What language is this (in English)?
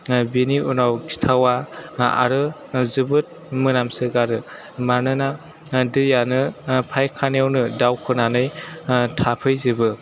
Bodo